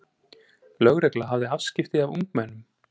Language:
Icelandic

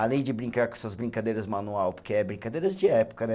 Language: Portuguese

